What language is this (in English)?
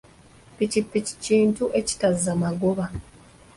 Ganda